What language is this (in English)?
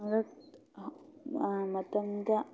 Manipuri